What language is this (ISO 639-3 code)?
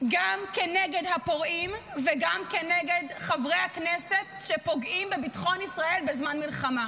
heb